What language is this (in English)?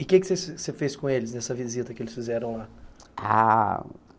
Portuguese